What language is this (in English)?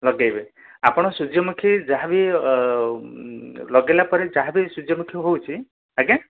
Odia